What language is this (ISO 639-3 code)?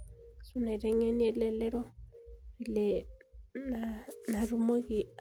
mas